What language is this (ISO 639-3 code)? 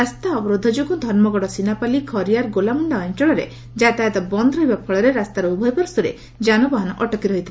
ori